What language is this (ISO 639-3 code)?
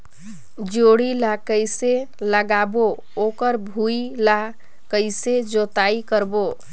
hne